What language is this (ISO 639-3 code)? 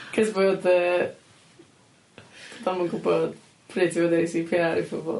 cym